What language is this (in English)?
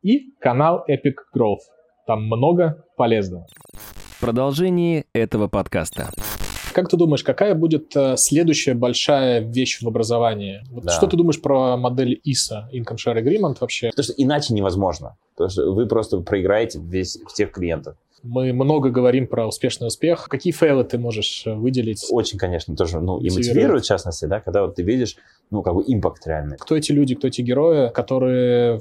Russian